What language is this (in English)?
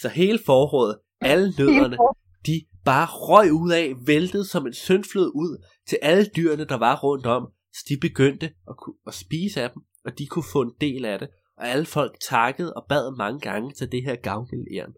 Danish